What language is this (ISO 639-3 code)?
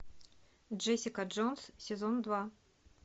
rus